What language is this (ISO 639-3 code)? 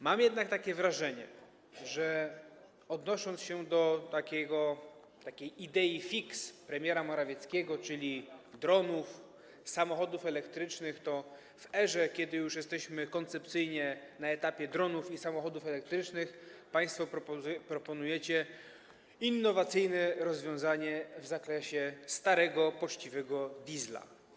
pol